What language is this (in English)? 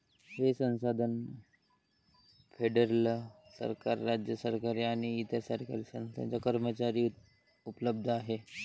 Marathi